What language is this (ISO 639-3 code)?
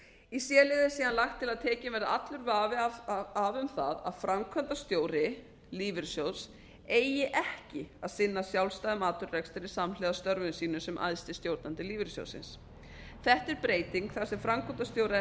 isl